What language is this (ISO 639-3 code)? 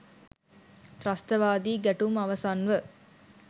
sin